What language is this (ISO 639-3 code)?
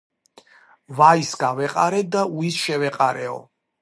kat